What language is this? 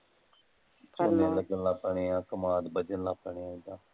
Punjabi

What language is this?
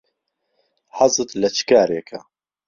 Central Kurdish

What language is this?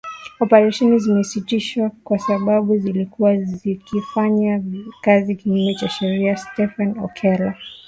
Swahili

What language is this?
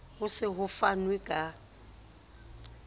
Southern Sotho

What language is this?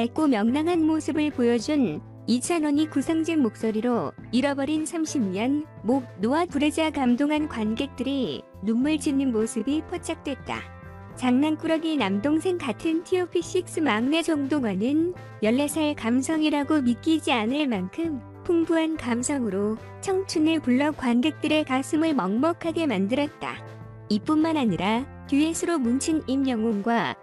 Korean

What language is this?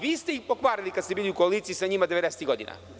Serbian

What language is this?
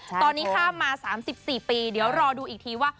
Thai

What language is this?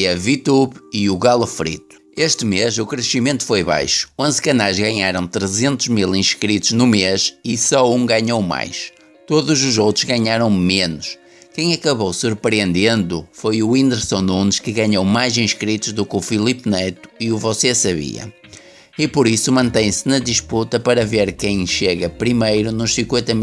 Portuguese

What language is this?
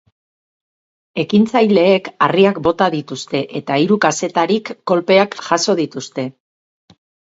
Basque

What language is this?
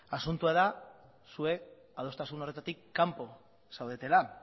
Basque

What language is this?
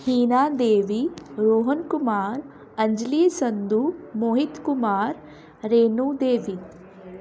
Punjabi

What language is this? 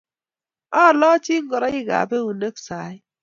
Kalenjin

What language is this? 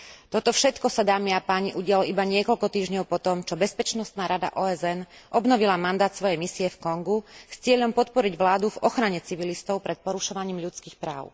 Slovak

